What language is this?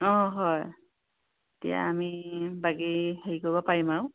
Assamese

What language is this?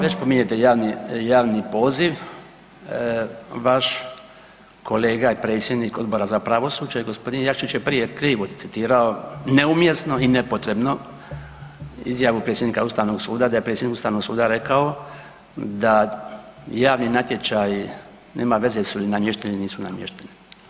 Croatian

